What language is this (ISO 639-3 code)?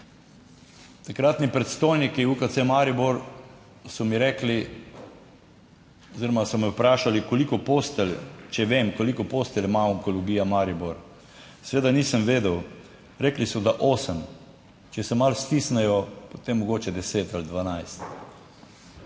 slv